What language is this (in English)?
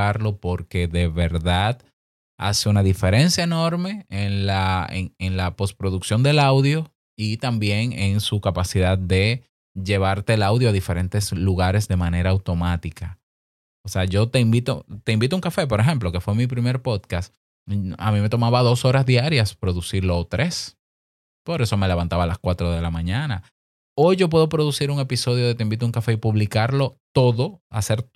Spanish